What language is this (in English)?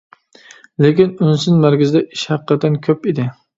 Uyghur